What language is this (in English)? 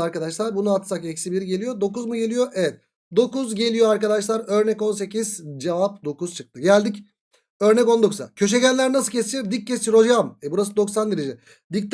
Turkish